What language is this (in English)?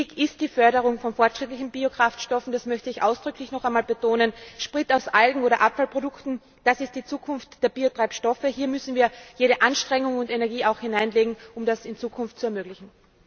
German